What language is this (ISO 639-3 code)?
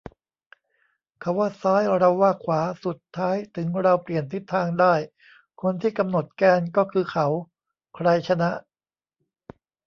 tha